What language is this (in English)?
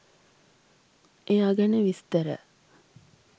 Sinhala